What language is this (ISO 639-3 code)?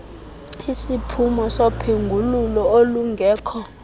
xho